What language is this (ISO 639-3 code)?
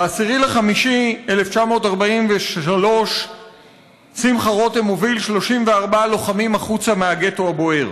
heb